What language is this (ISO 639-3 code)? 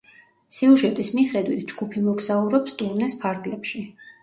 kat